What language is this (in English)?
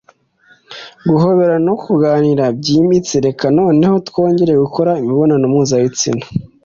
Kinyarwanda